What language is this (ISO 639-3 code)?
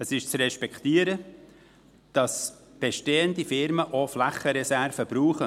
gsw